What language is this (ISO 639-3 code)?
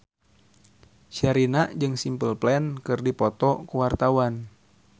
sun